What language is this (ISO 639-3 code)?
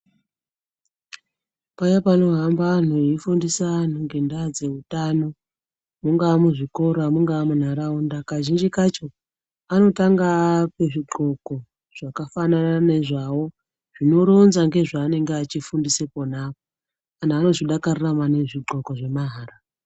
ndc